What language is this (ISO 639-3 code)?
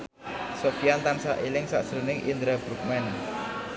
jav